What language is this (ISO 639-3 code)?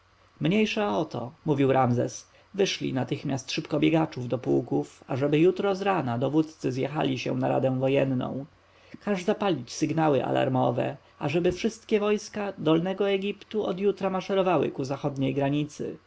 pol